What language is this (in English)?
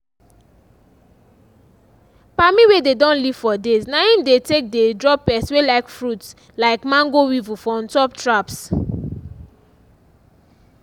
Nigerian Pidgin